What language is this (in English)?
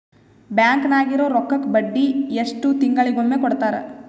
Kannada